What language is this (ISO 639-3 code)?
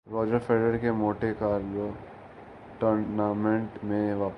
urd